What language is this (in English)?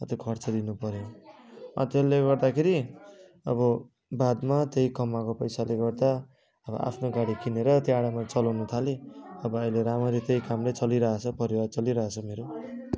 Nepali